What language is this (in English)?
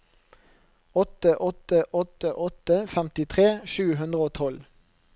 Norwegian